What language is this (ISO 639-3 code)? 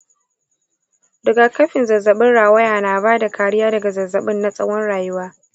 hau